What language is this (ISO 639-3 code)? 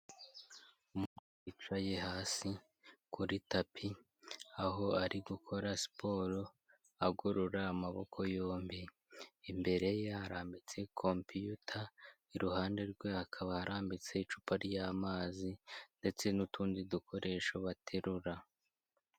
kin